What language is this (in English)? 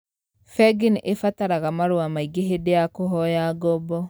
Kikuyu